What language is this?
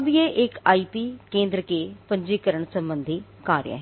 Hindi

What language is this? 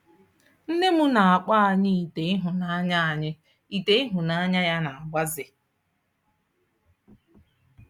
Igbo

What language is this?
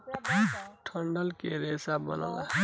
Bhojpuri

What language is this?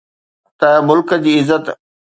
Sindhi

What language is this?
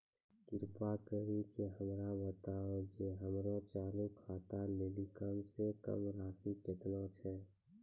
Maithili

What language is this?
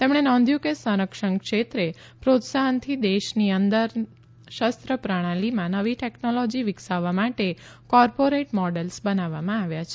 Gujarati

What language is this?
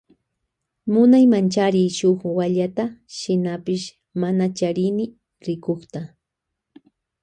Loja Highland Quichua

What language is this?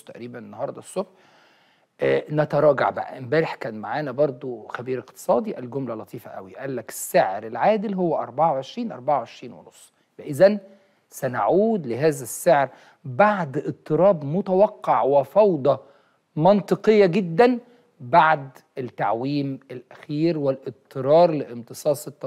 Arabic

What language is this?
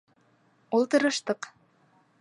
Bashkir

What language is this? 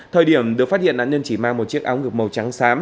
Vietnamese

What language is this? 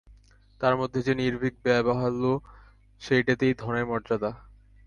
Bangla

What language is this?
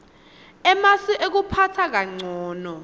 Swati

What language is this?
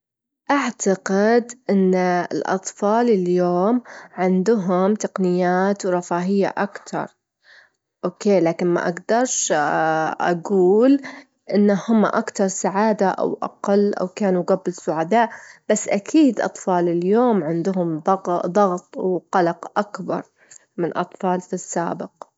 Gulf Arabic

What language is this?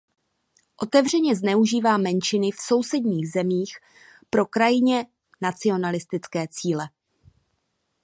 Czech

